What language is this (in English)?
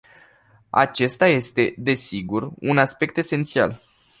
Romanian